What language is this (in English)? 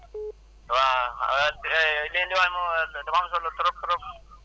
Wolof